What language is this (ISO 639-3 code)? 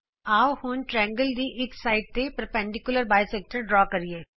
pan